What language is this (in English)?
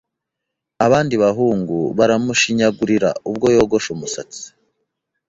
Kinyarwanda